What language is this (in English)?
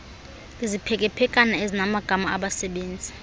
Xhosa